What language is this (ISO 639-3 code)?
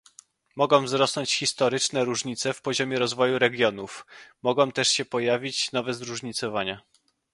pol